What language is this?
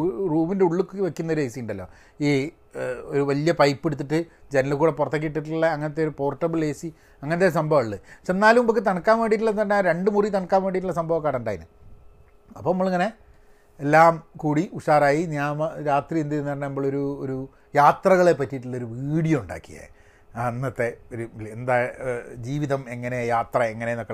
Malayalam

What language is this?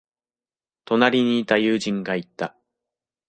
Japanese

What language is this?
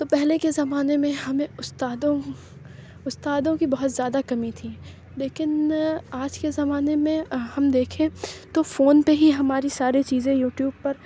Urdu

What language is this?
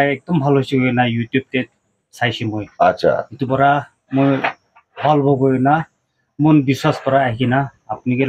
English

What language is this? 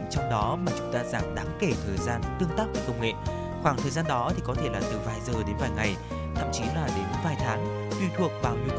Vietnamese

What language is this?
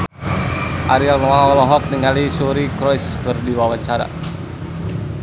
Sundanese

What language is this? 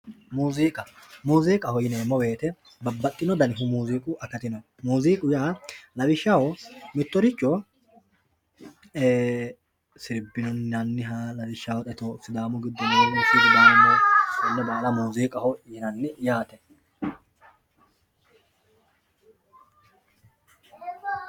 Sidamo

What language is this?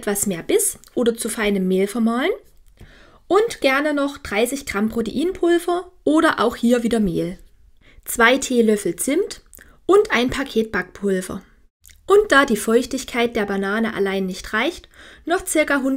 German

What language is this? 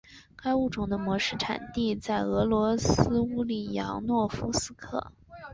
Chinese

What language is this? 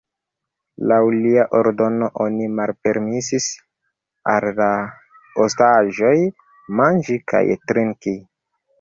Esperanto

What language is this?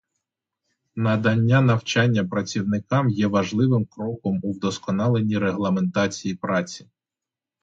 Ukrainian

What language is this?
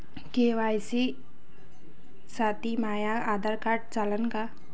Marathi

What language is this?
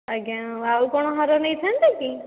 Odia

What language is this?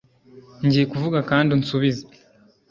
Kinyarwanda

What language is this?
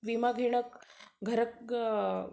Marathi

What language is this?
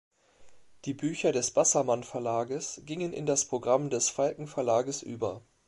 German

